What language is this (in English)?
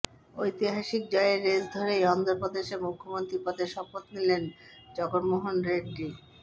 Bangla